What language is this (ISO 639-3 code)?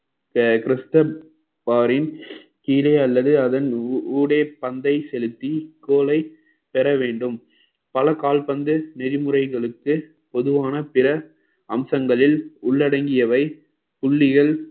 tam